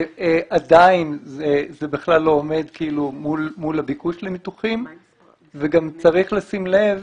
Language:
Hebrew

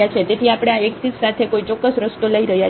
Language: Gujarati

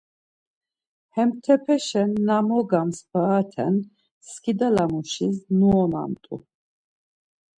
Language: Laz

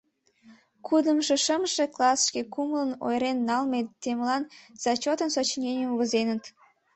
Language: Mari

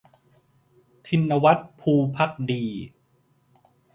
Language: Thai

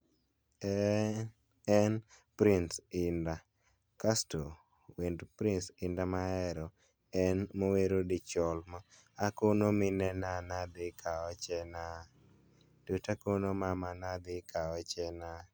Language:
Luo (Kenya and Tanzania)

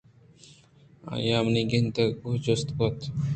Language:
Eastern Balochi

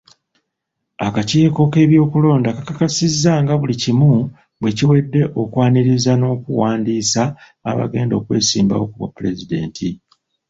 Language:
Ganda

